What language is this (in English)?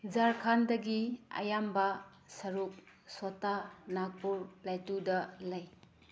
Manipuri